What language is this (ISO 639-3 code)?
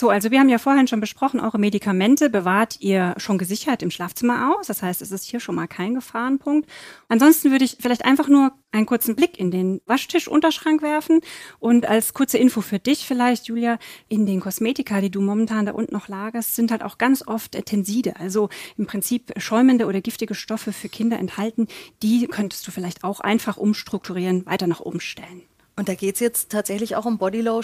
deu